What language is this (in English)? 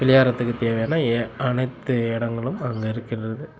Tamil